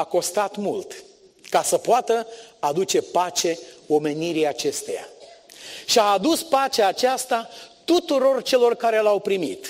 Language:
Romanian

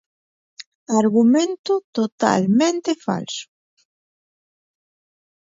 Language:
Galician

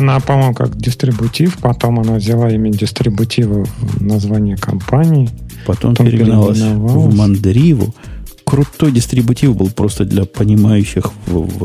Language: Russian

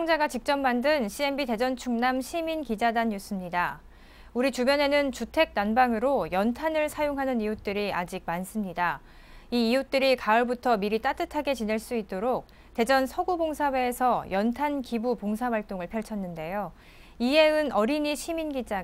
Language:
Korean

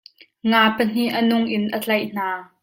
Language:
Hakha Chin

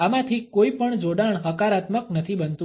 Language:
Gujarati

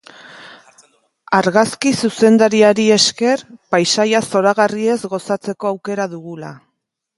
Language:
Basque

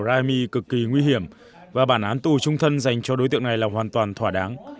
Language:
Vietnamese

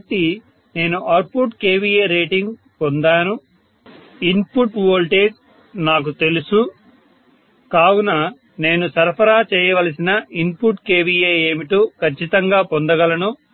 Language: Telugu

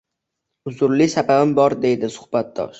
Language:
Uzbek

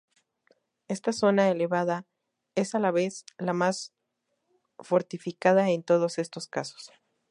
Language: Spanish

